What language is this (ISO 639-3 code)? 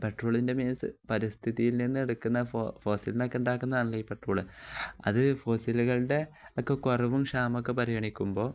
mal